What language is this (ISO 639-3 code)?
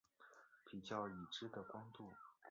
zho